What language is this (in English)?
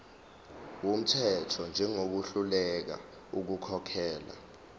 Zulu